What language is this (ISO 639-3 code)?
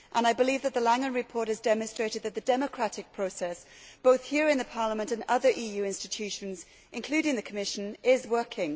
eng